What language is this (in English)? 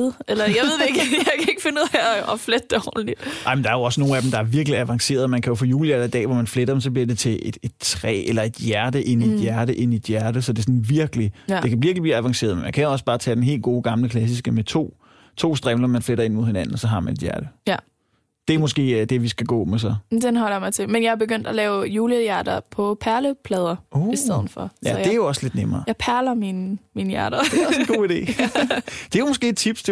Danish